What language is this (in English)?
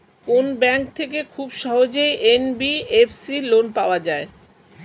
Bangla